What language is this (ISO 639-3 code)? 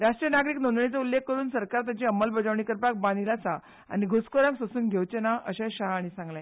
kok